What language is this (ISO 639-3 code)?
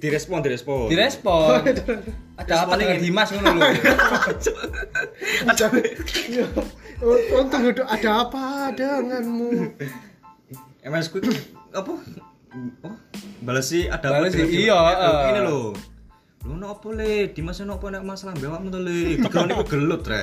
ind